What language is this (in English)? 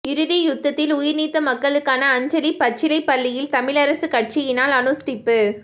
Tamil